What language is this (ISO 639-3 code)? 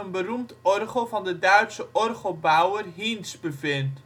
nld